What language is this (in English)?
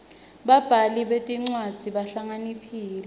Swati